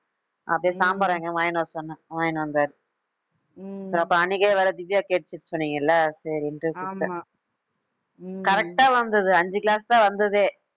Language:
Tamil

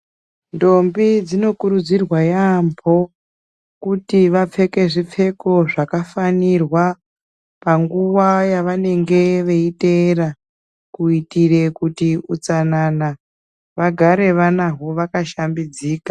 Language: Ndau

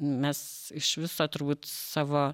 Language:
Lithuanian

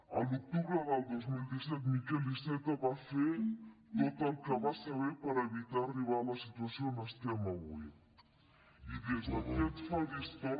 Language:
Catalan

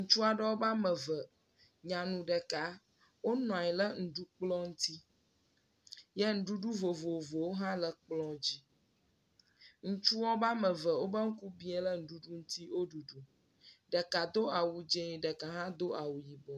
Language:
Ewe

